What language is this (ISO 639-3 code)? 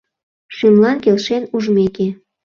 chm